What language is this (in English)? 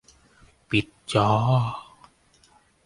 Thai